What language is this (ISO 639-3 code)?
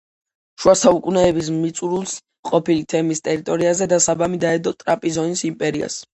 kat